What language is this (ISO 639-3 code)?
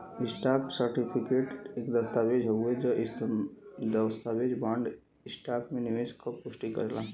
bho